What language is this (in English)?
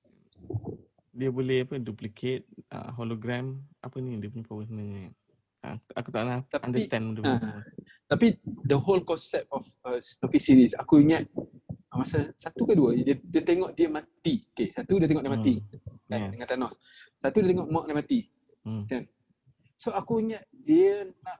Malay